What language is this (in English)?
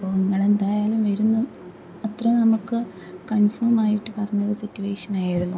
Malayalam